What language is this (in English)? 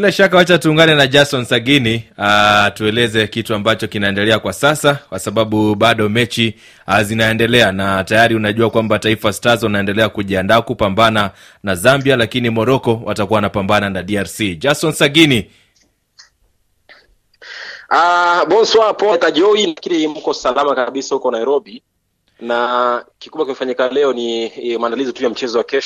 Swahili